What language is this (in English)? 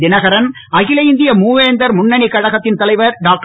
Tamil